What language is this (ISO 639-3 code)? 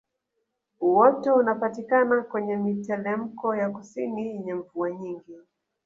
swa